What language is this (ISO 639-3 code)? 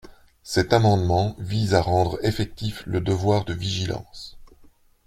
fra